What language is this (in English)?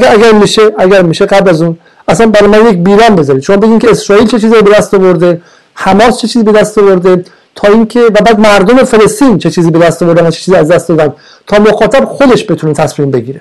Persian